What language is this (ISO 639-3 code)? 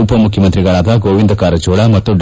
kan